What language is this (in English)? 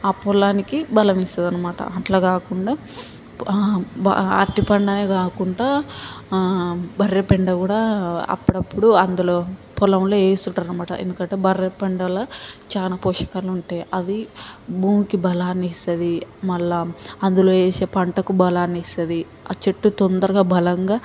Telugu